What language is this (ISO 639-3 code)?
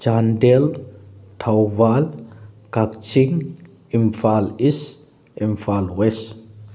mni